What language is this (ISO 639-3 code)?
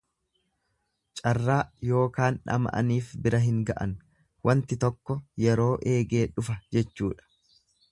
orm